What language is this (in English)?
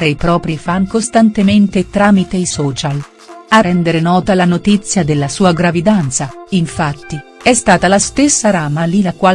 Italian